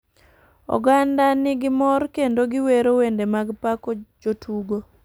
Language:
Luo (Kenya and Tanzania)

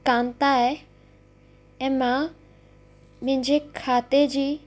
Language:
Sindhi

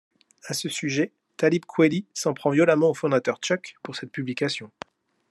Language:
French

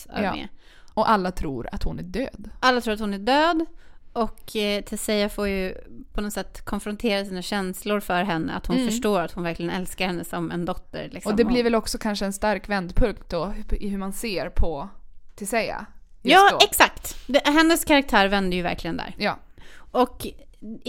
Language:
Swedish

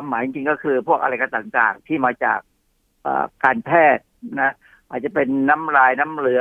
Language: Thai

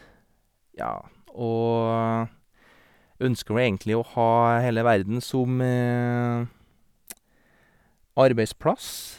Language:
Norwegian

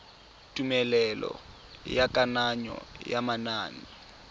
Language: Tswana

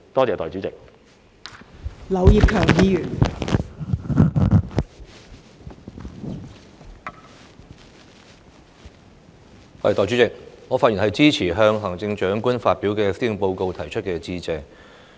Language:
Cantonese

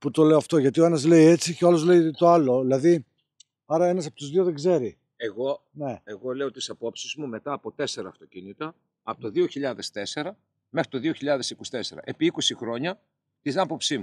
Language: Greek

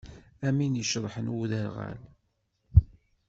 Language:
Kabyle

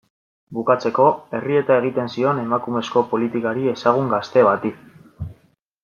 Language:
Basque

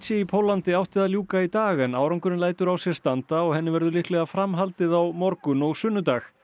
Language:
Icelandic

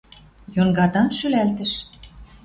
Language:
Western Mari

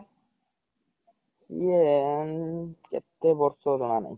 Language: Odia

